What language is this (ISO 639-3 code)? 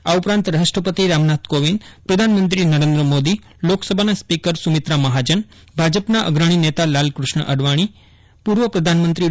guj